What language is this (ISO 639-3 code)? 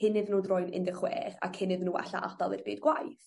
cym